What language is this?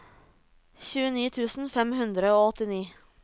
Norwegian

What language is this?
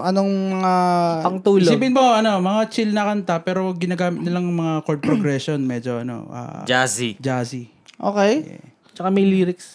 Filipino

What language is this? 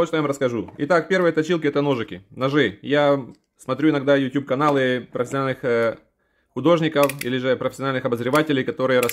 Russian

